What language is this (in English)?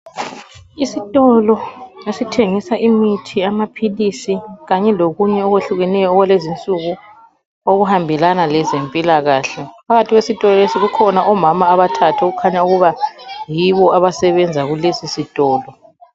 North Ndebele